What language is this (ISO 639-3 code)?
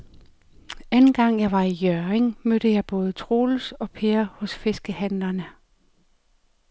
dan